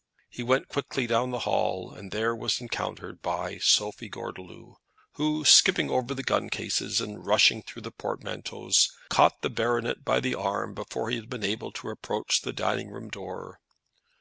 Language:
English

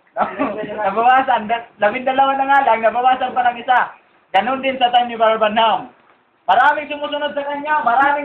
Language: Filipino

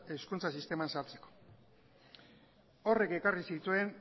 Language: Basque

